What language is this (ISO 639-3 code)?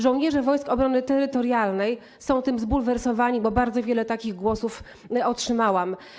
pol